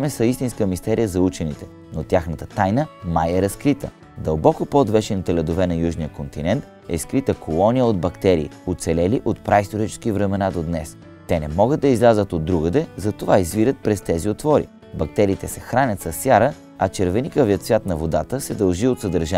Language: Bulgarian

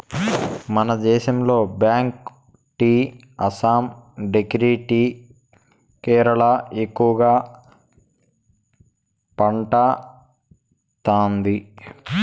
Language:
Telugu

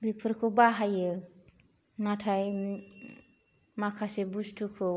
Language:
Bodo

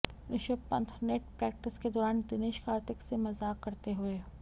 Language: Hindi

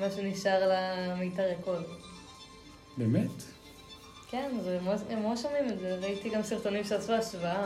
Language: Hebrew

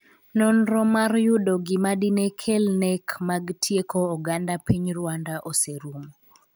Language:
Luo (Kenya and Tanzania)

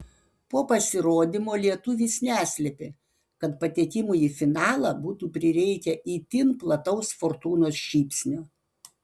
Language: Lithuanian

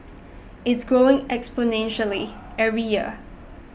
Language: English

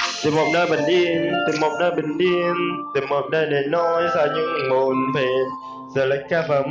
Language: Vietnamese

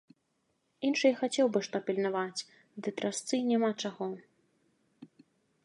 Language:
Belarusian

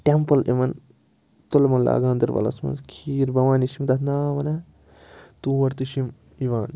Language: Kashmiri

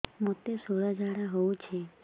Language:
Odia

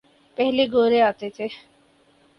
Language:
Urdu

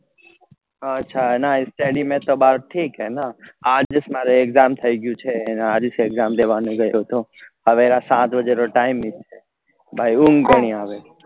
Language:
Gujarati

